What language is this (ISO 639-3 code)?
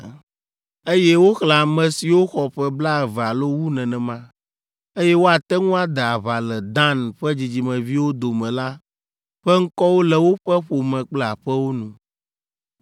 ewe